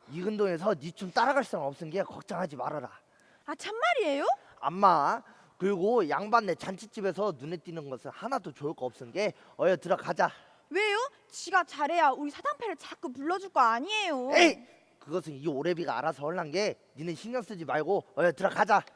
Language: Korean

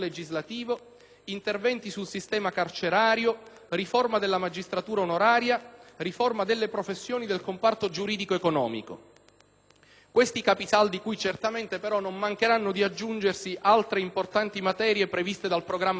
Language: Italian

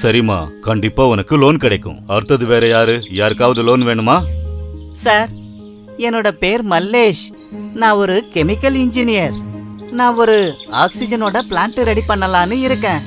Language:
Tamil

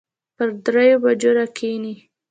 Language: Pashto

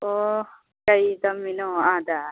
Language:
Manipuri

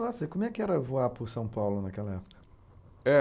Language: Portuguese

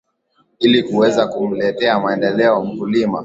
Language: Swahili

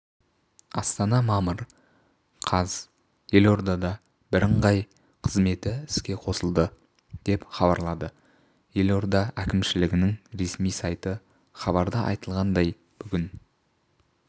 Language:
Kazakh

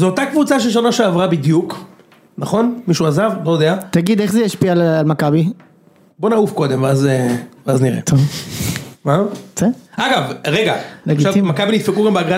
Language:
Hebrew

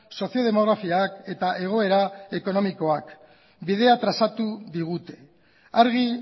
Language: Basque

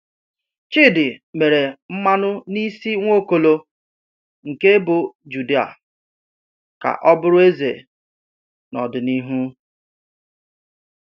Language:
Igbo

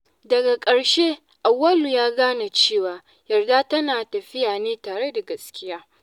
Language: Hausa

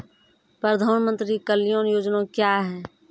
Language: Maithili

